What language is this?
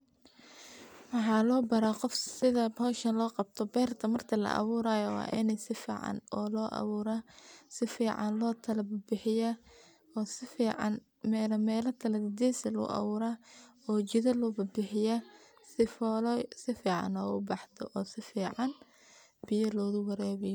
Somali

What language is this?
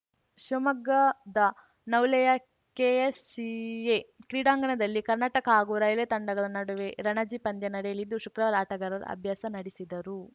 Kannada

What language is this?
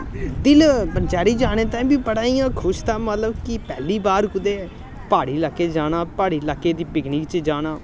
Dogri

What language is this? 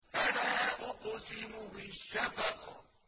Arabic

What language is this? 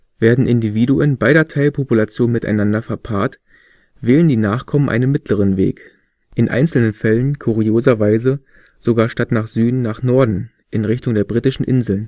German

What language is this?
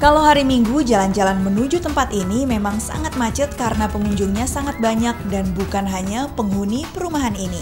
Indonesian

